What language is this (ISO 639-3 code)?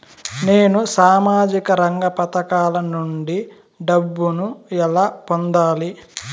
tel